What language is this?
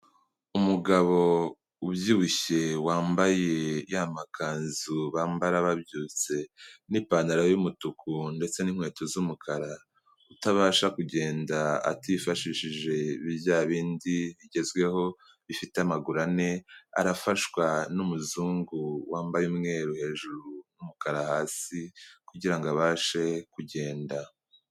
Kinyarwanda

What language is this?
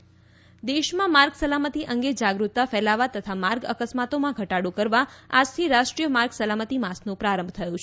Gujarati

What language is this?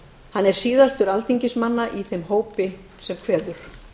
Icelandic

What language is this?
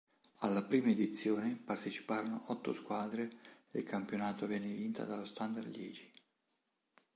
Italian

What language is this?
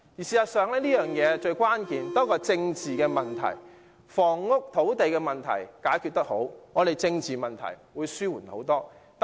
Cantonese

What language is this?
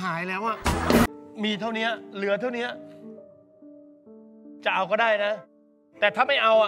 Thai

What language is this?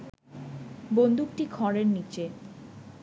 Bangla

